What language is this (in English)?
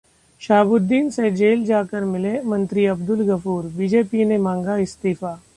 Hindi